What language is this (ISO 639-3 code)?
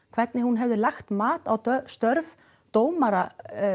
isl